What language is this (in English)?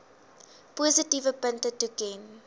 Afrikaans